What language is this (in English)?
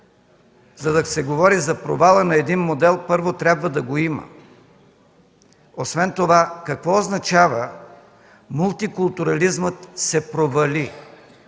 Bulgarian